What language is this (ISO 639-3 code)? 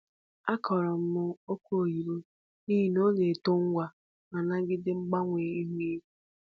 ibo